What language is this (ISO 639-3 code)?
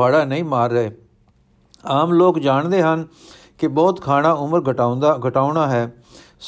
pan